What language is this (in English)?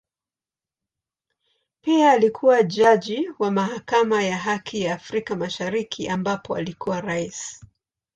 Swahili